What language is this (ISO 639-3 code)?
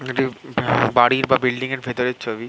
ben